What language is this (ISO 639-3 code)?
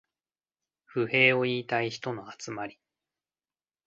jpn